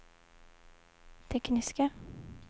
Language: Swedish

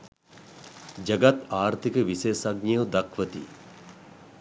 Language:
Sinhala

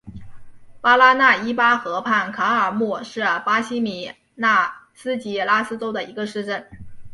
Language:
Chinese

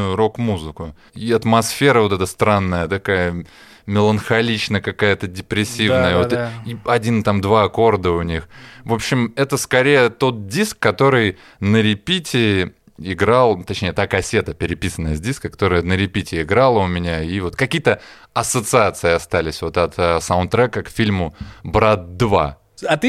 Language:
Russian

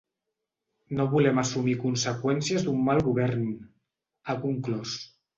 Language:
Catalan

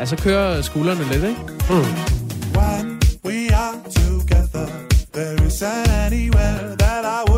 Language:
Danish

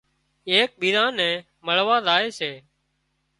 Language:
Wadiyara Koli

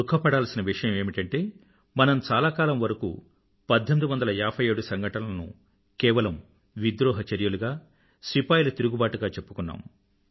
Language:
Telugu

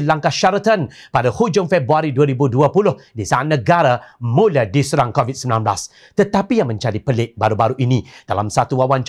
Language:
Malay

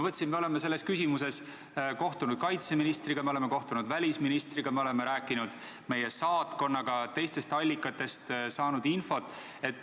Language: Estonian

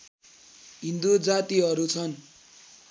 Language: Nepali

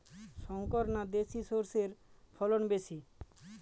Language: Bangla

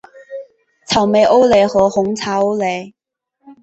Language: Chinese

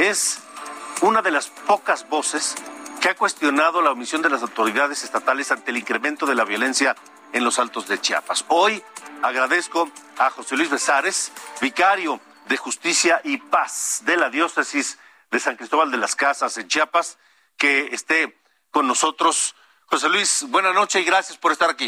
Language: Spanish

